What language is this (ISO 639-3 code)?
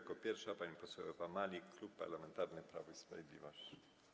pol